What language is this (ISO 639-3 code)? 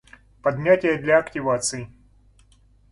rus